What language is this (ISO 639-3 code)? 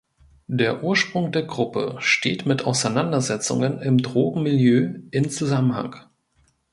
deu